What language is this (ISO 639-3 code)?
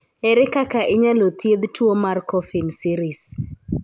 luo